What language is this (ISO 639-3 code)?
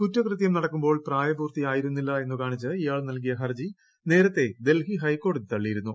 mal